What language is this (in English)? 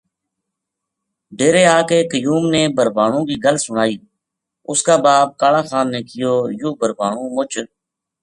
Gujari